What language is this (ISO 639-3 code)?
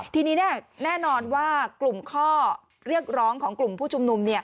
tha